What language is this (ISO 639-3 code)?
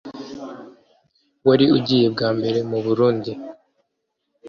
kin